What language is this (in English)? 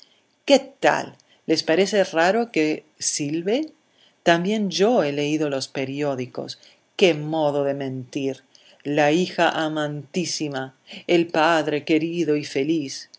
Spanish